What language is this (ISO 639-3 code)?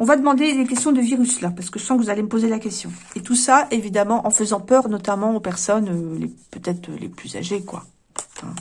fra